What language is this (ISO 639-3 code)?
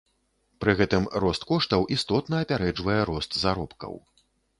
bel